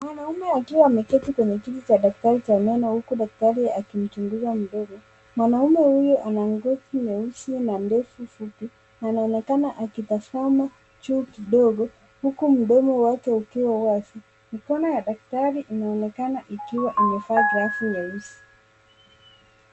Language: Swahili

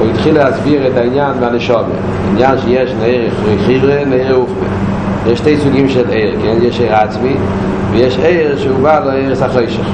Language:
Hebrew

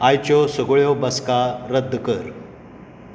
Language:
Konkani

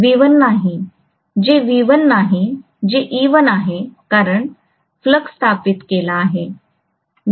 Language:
Marathi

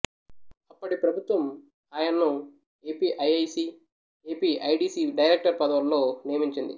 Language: Telugu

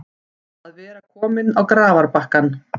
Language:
Icelandic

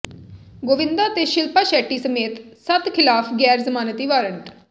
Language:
Punjabi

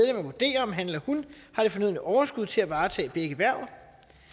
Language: Danish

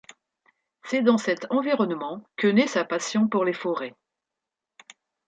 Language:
French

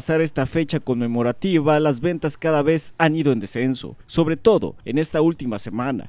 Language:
Spanish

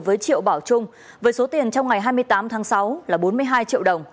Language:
Vietnamese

